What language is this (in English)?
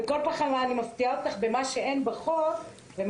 Hebrew